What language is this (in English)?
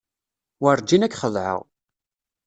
Kabyle